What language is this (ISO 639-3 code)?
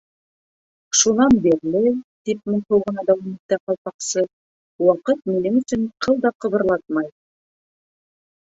bak